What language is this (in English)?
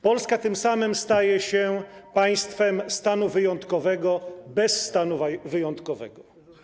Polish